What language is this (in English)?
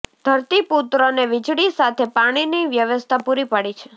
Gujarati